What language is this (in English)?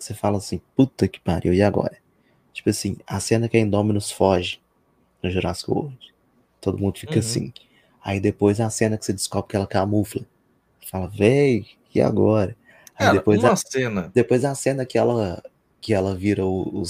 Portuguese